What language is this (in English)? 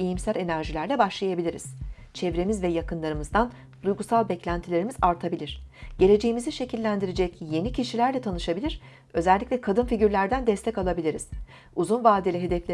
Turkish